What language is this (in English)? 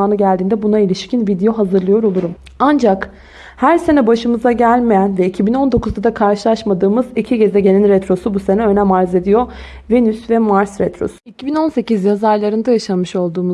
Turkish